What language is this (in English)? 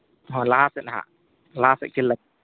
Santali